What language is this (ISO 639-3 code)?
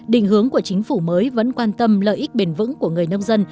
vie